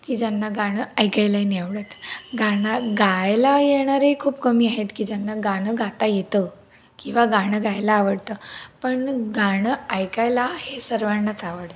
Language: Marathi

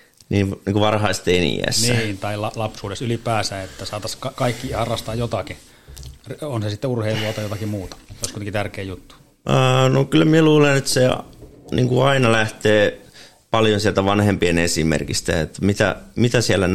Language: Finnish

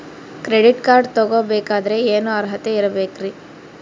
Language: Kannada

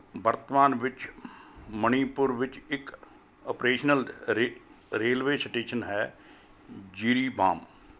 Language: Punjabi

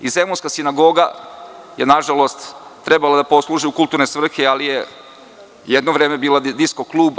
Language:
Serbian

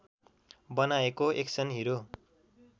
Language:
Nepali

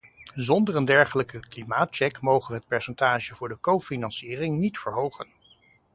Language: Dutch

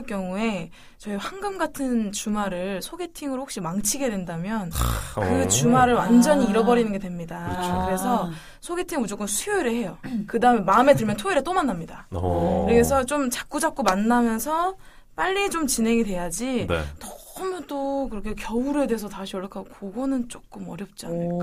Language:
Korean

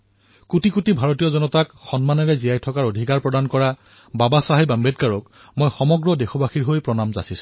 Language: Assamese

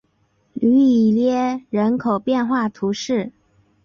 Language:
Chinese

